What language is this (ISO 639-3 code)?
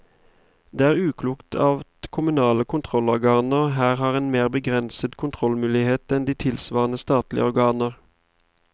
nor